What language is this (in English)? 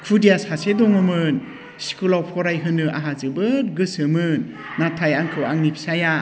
Bodo